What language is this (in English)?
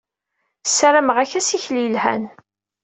Kabyle